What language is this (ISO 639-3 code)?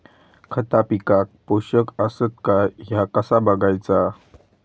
mar